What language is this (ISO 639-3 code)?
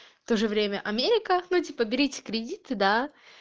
rus